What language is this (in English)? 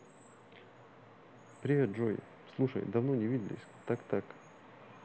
Russian